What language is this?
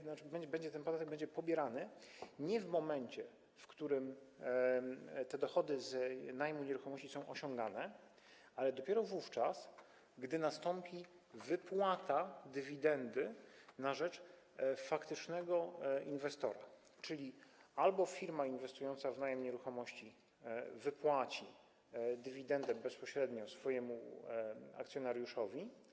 Polish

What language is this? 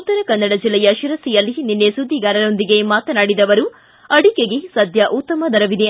Kannada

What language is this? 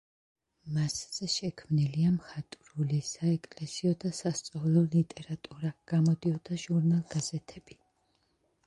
Georgian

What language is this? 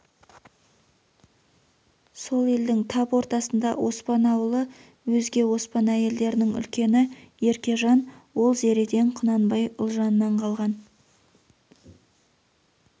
Kazakh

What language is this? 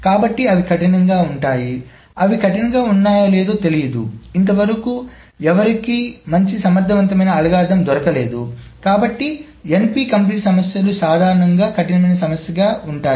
Telugu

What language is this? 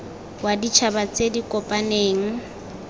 Tswana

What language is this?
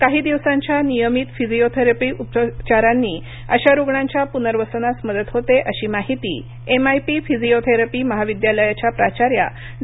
Marathi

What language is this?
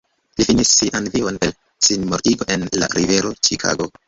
Esperanto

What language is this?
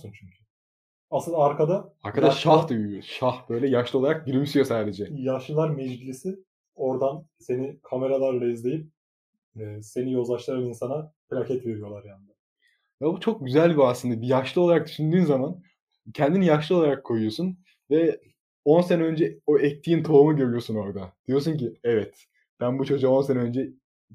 Turkish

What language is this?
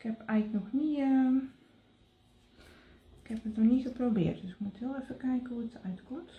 Dutch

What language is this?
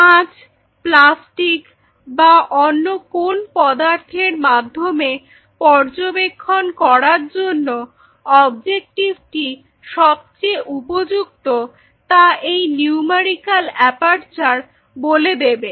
Bangla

